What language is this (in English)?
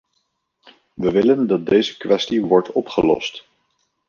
Dutch